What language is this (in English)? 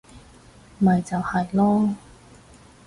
Cantonese